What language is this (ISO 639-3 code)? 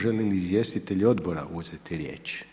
hrv